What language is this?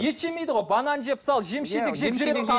Kazakh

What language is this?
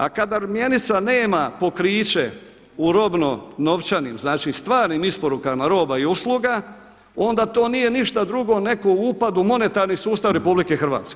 Croatian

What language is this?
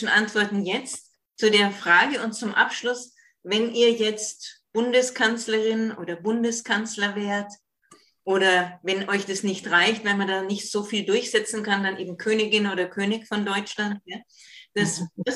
German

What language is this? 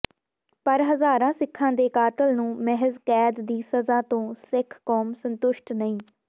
Punjabi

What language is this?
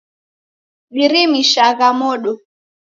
Taita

